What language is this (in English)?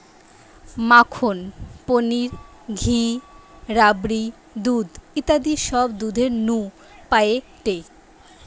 Bangla